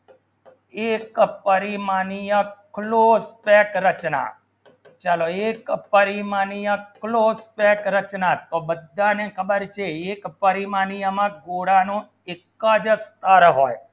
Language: Gujarati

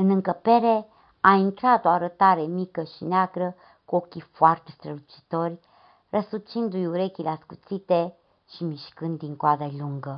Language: Romanian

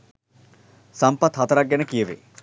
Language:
Sinhala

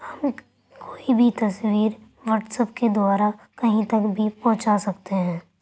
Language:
Urdu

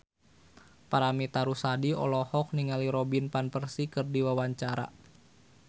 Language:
Sundanese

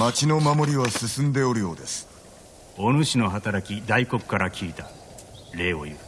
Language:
Japanese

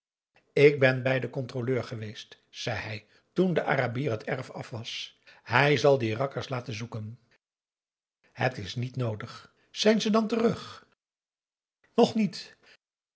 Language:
Dutch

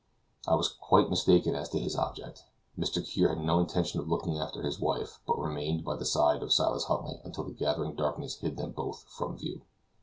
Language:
English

